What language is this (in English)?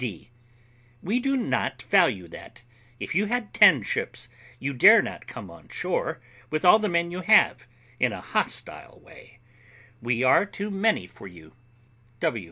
English